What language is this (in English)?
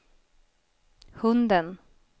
Swedish